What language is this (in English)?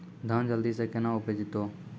Maithili